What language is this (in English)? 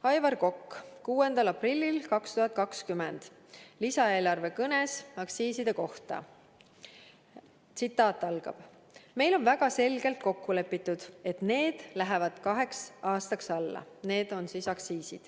Estonian